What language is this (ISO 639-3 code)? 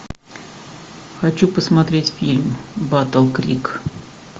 rus